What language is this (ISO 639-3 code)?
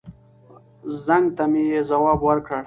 pus